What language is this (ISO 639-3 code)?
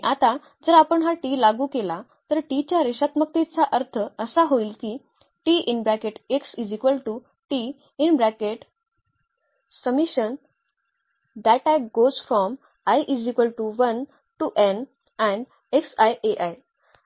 mar